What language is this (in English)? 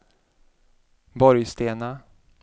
Swedish